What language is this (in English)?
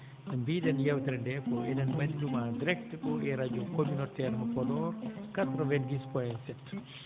Fula